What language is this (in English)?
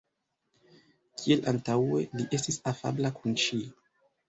Esperanto